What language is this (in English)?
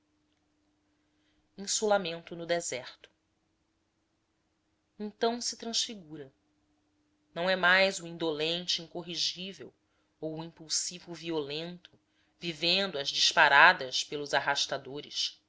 Portuguese